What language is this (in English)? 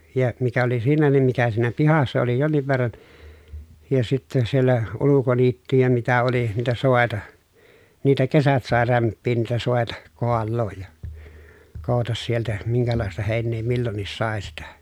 Finnish